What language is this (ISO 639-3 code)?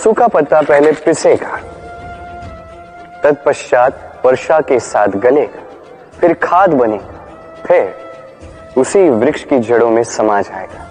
hin